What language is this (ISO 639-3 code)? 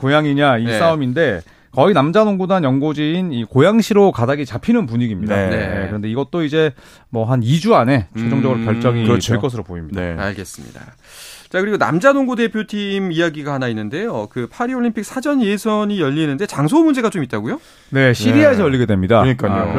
kor